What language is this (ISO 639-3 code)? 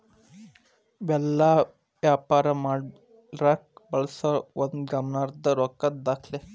kan